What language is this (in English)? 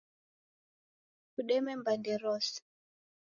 Taita